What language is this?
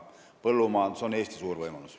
Estonian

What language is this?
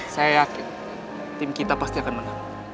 Indonesian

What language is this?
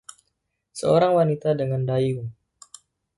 Indonesian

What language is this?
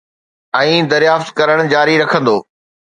Sindhi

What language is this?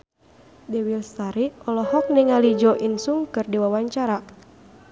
Sundanese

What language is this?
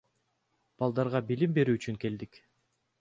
Kyrgyz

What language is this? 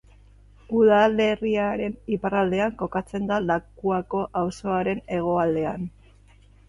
Basque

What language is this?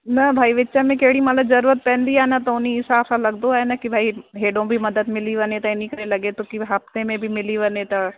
Sindhi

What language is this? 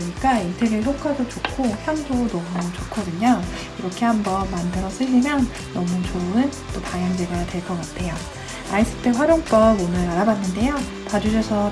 Korean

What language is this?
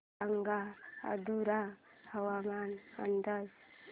Marathi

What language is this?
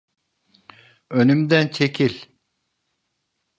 Turkish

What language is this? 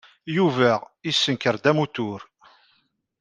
Kabyle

